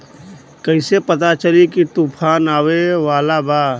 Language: Bhojpuri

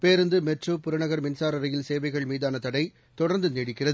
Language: Tamil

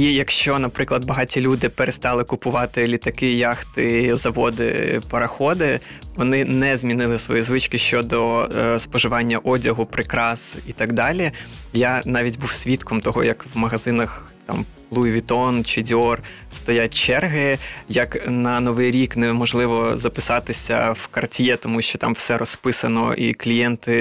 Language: Ukrainian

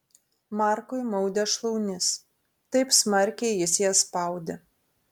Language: Lithuanian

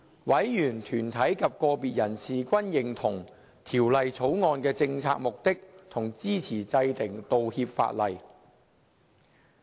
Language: Cantonese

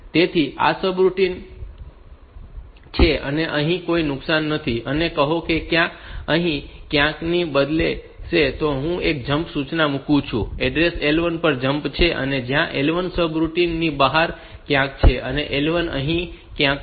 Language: Gujarati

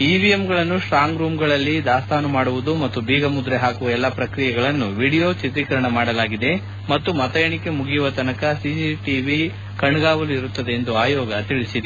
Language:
Kannada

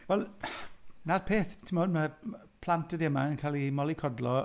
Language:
Welsh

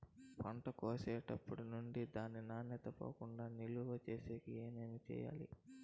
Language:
Telugu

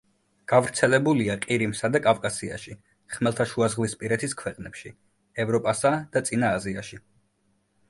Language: Georgian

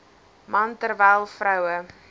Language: Afrikaans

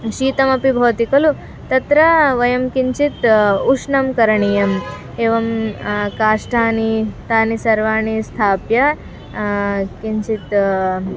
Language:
Sanskrit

